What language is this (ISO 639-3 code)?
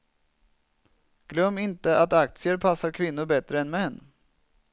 swe